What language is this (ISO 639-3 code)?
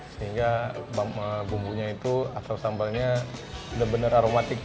ind